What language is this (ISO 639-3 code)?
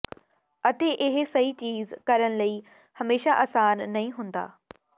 pan